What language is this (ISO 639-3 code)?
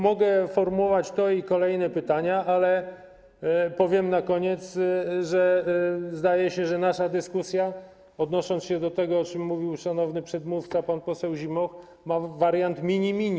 pol